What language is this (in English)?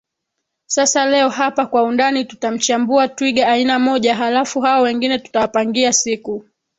Swahili